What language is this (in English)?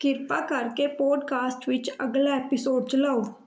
Punjabi